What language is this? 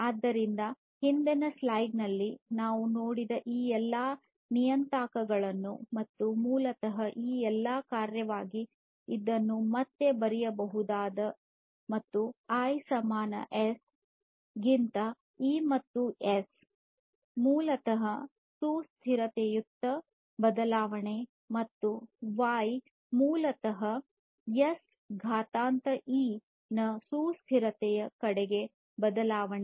Kannada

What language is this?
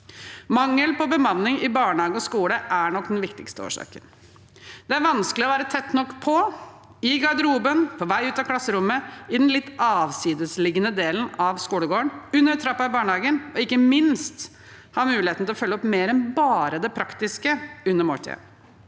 Norwegian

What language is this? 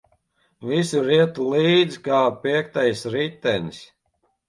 Latvian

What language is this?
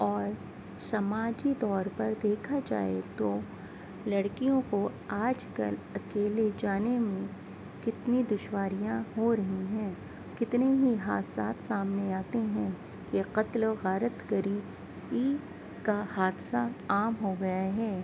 Urdu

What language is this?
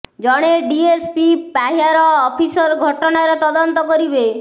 Odia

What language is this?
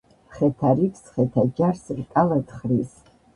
Georgian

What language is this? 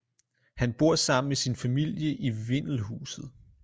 Danish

